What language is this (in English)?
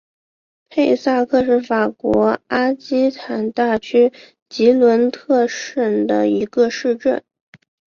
Chinese